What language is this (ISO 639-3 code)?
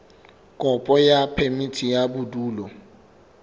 sot